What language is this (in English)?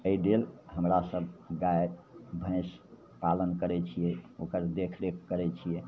Maithili